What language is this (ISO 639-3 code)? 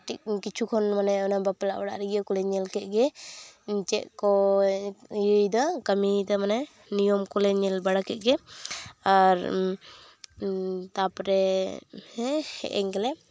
sat